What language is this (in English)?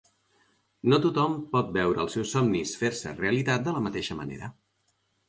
Catalan